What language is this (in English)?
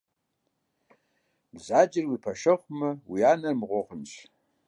Kabardian